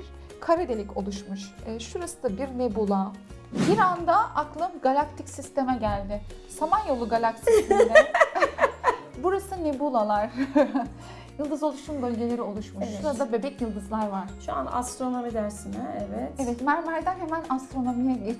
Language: Turkish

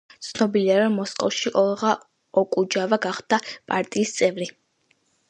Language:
Georgian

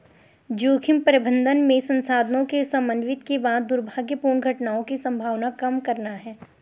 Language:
Hindi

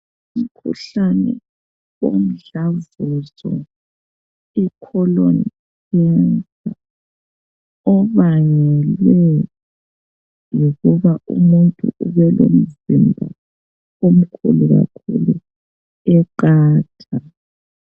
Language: North Ndebele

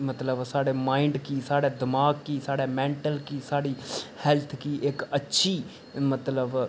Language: Dogri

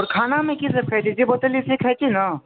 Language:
Maithili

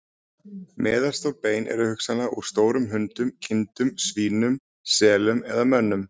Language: Icelandic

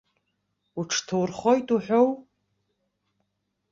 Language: Abkhazian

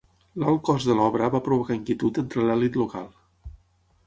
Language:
Catalan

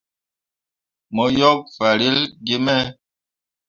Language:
Mundang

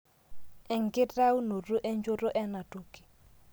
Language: Masai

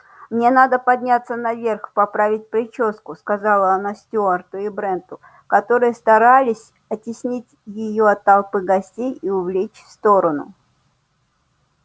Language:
Russian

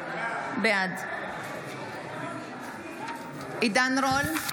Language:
Hebrew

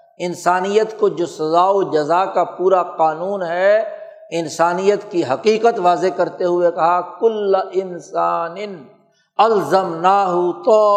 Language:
Urdu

